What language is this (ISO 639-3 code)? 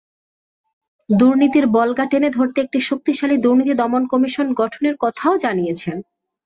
ben